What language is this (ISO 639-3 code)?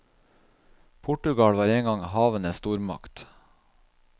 nor